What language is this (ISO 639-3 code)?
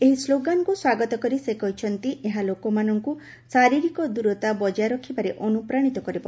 ori